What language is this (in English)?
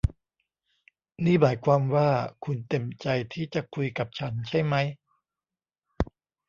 Thai